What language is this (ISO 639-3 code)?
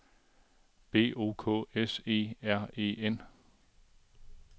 dan